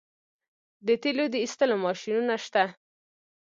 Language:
Pashto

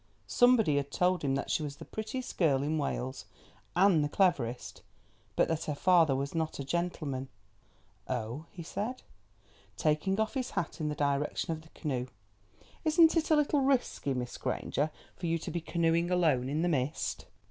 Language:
English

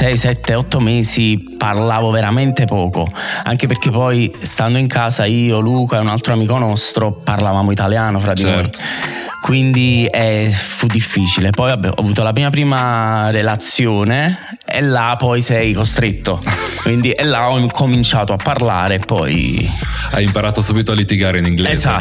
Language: Italian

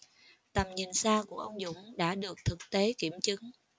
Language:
Vietnamese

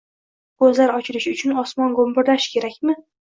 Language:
Uzbek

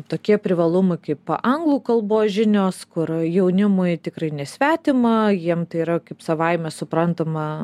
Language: Lithuanian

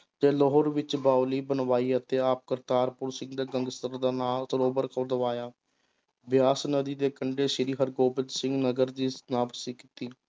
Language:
Punjabi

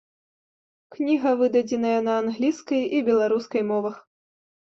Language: Belarusian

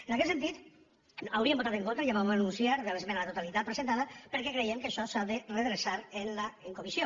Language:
Catalan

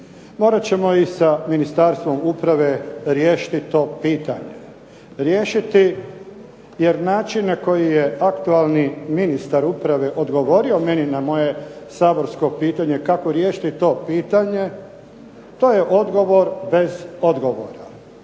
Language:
Croatian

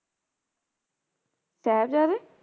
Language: Punjabi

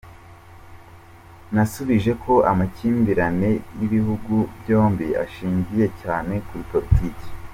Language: Kinyarwanda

